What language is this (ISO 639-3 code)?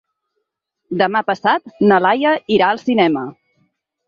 cat